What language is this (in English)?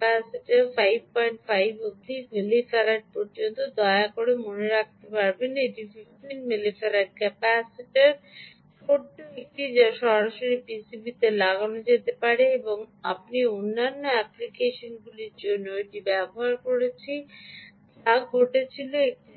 Bangla